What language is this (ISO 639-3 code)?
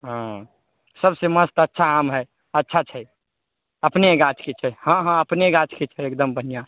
mai